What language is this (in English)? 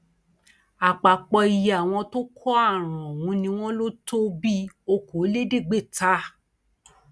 Yoruba